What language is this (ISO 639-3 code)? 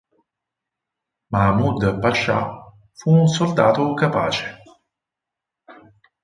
ita